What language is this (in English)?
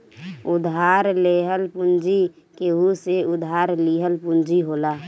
Bhojpuri